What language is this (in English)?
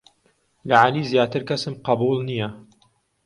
Central Kurdish